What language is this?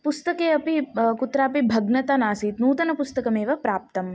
Sanskrit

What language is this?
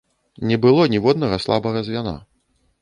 Belarusian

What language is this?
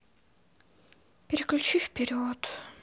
Russian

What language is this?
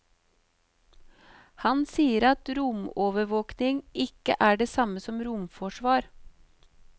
Norwegian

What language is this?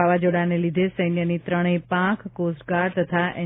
Gujarati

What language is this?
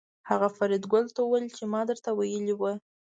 Pashto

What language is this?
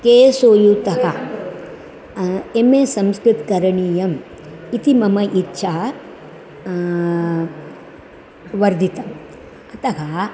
Sanskrit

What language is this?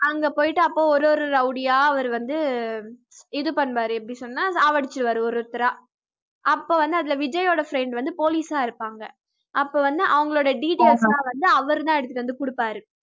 Tamil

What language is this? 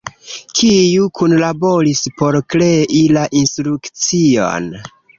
Esperanto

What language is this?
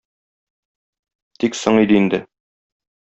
Tatar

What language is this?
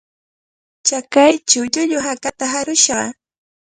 Cajatambo North Lima Quechua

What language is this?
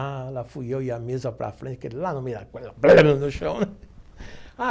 Portuguese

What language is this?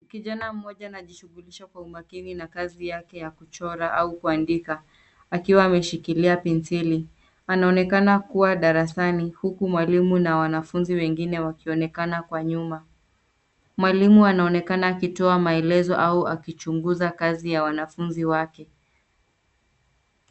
Swahili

